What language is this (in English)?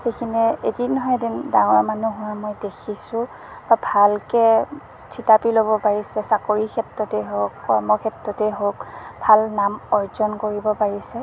Assamese